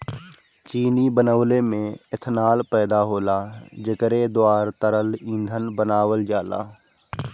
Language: Bhojpuri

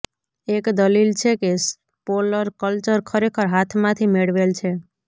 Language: Gujarati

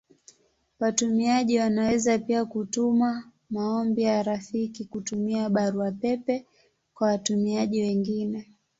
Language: Swahili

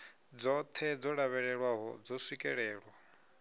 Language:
Venda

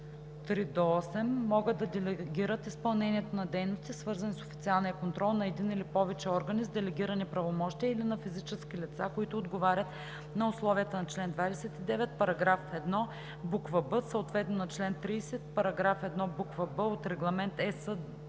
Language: Bulgarian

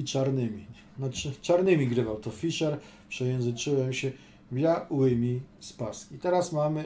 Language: Polish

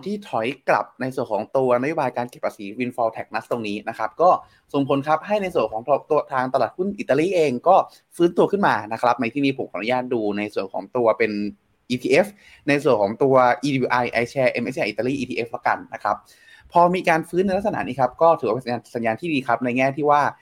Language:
Thai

